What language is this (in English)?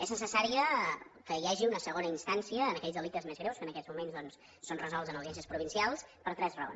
Catalan